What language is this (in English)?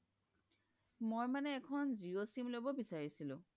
Assamese